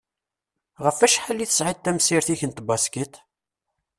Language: Kabyle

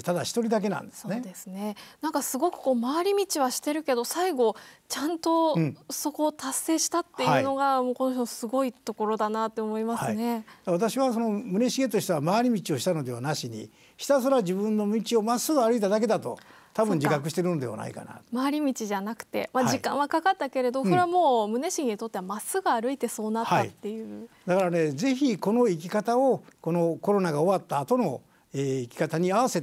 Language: Japanese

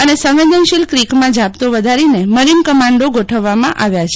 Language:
Gujarati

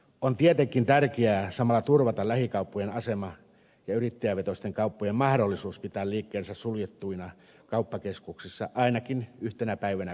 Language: Finnish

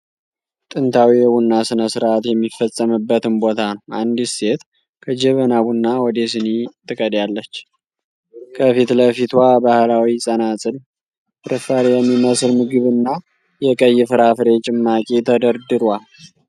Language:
Amharic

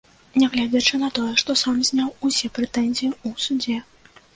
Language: Belarusian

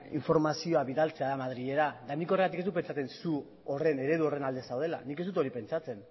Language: Basque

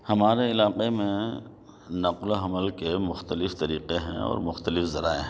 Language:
Urdu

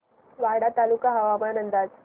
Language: Marathi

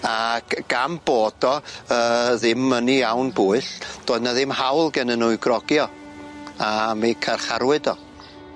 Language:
Welsh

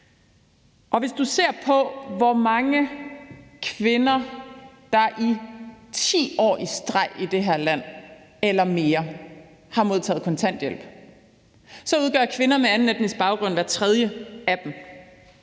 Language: Danish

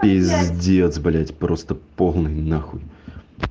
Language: Russian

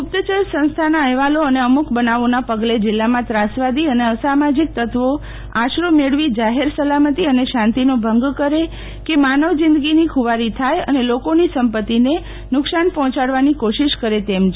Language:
Gujarati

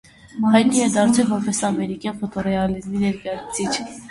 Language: Armenian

